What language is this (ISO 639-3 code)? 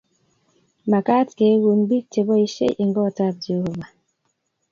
kln